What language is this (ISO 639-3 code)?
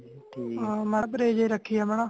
pan